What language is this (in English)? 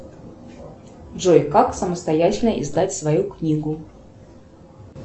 Russian